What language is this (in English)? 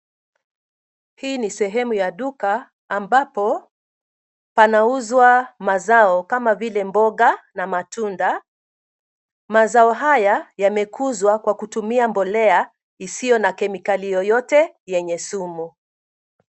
Swahili